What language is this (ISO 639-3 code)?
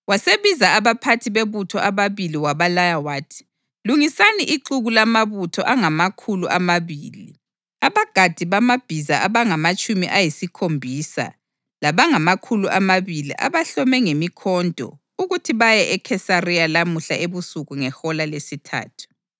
nde